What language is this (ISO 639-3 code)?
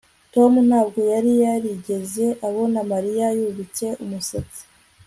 kin